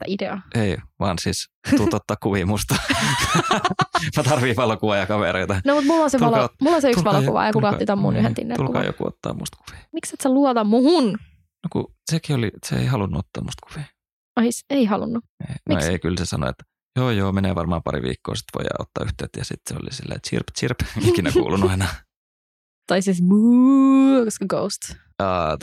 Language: Finnish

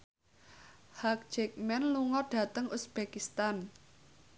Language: Javanese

